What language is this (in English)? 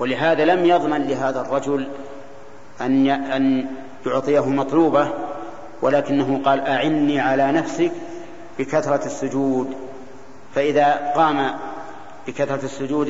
Arabic